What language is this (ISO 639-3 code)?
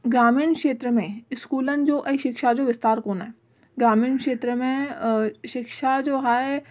snd